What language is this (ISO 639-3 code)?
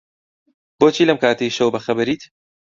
ckb